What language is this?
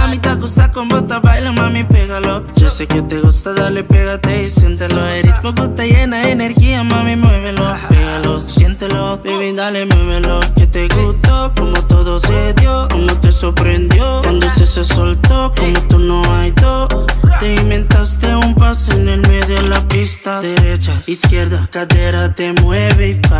Romanian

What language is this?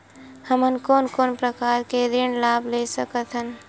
Chhattisgarhi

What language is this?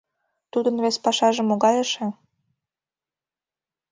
Mari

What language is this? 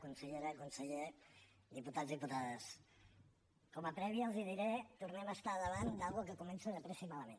Catalan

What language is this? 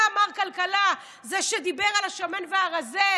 Hebrew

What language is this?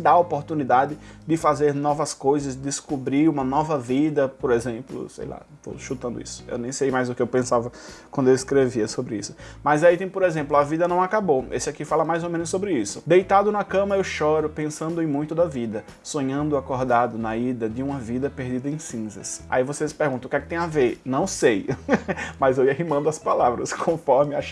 Portuguese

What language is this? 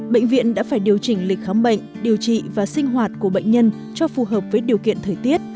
Vietnamese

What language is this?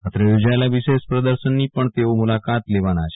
Gujarati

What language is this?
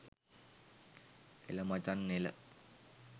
Sinhala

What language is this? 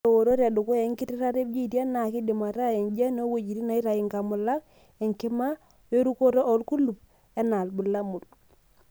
Masai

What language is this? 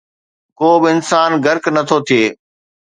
Sindhi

